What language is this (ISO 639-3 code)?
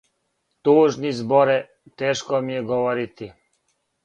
srp